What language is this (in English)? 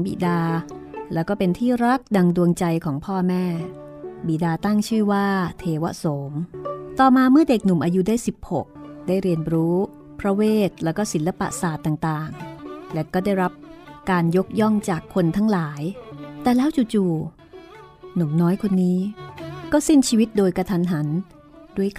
Thai